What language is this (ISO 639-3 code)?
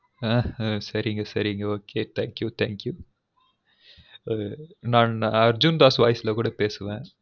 tam